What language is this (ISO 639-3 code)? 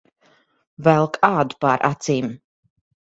lav